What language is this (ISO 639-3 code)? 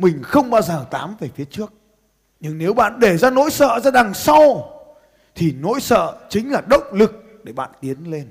vie